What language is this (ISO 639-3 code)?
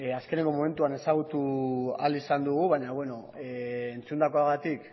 eus